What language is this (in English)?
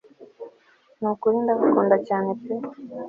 Kinyarwanda